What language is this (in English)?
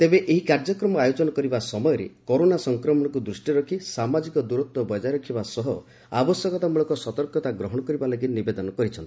Odia